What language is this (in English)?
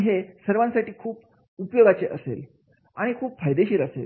Marathi